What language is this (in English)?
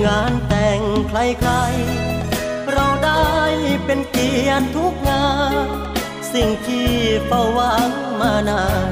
Thai